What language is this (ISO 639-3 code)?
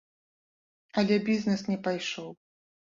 bel